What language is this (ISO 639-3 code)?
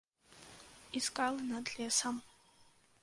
bel